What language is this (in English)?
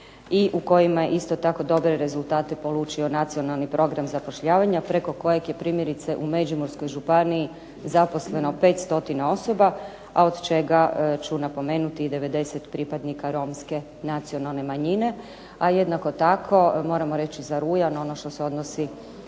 Croatian